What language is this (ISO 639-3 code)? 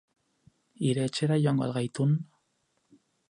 eus